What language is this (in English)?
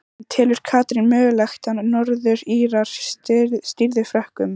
Icelandic